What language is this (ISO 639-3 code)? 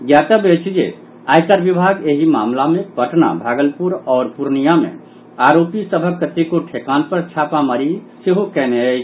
mai